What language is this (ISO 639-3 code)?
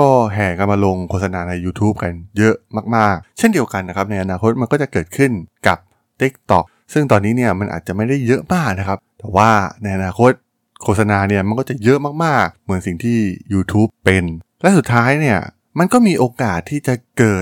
tha